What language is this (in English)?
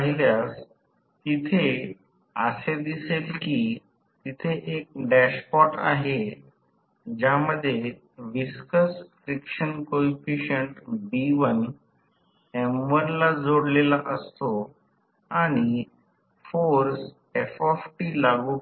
Marathi